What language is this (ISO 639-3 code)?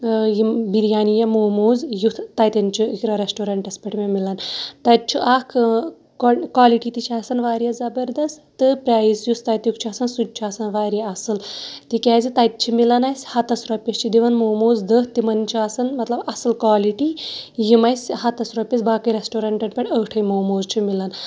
kas